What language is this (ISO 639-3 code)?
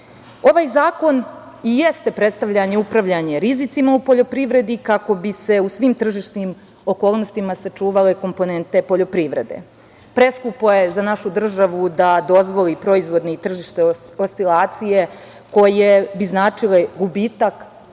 srp